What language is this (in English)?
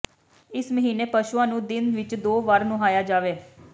Punjabi